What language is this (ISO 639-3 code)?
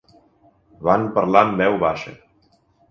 cat